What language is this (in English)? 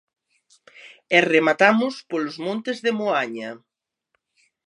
Galician